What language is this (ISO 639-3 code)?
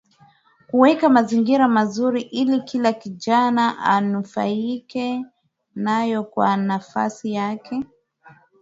swa